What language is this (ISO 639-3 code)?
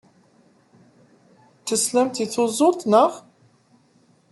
kab